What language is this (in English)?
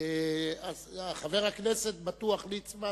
Hebrew